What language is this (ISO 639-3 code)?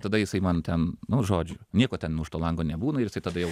lit